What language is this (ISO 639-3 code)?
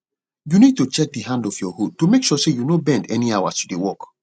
pcm